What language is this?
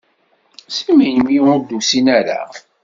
Kabyle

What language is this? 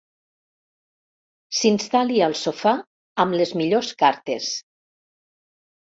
Catalan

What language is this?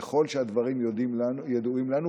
Hebrew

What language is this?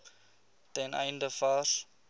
Afrikaans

